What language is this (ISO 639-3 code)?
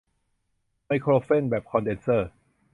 tha